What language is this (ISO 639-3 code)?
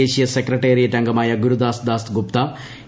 mal